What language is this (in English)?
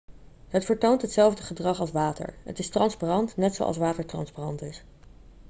Dutch